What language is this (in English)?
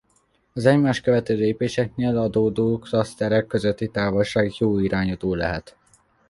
Hungarian